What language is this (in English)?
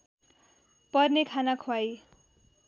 Nepali